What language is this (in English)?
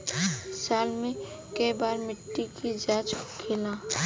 Bhojpuri